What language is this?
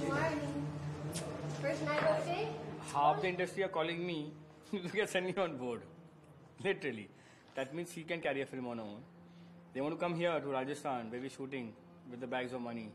English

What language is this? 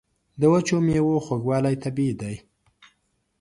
Pashto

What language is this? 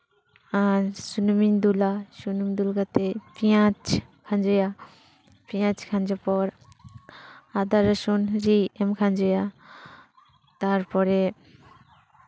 Santali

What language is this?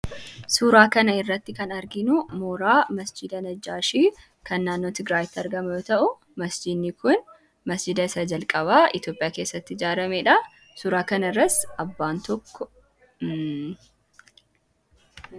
Oromo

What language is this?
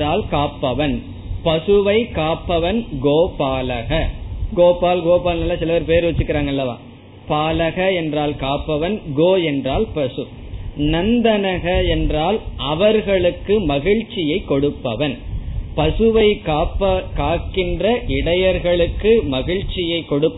Tamil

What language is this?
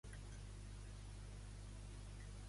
Catalan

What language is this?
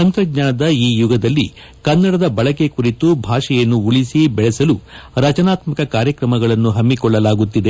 Kannada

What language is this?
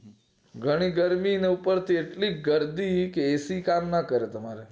Gujarati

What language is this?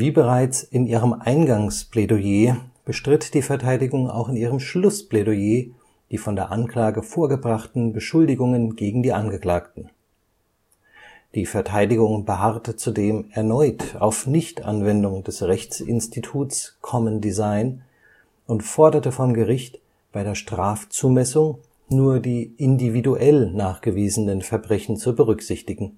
German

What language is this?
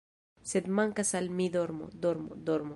Esperanto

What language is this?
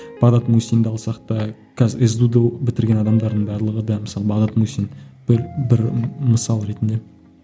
Kazakh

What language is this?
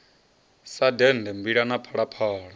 Venda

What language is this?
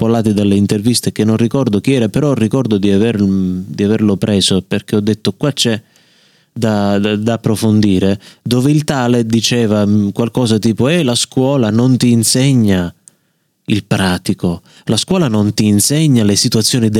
Italian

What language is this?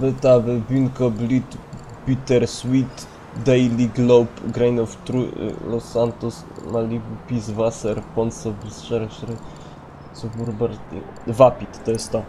Polish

